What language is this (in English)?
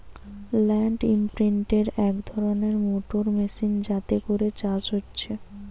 Bangla